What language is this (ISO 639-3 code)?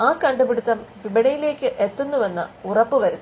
mal